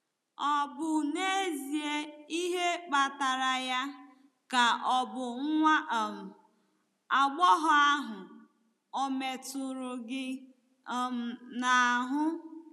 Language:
Igbo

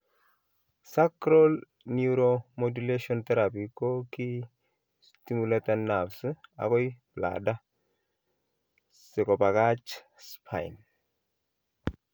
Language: Kalenjin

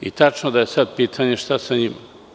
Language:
Serbian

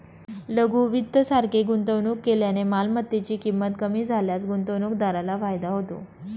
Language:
Marathi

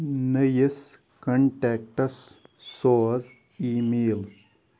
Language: Kashmiri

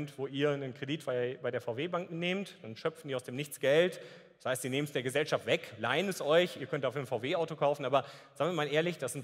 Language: German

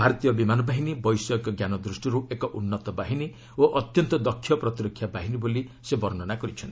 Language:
Odia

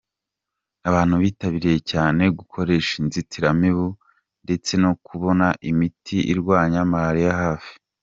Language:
Kinyarwanda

